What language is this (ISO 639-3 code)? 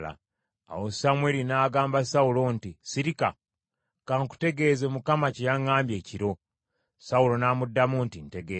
lug